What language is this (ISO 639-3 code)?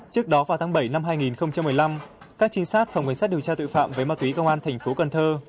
vie